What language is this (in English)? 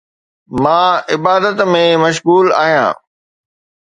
Sindhi